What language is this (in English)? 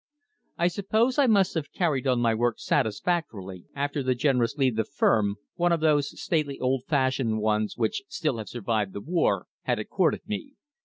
English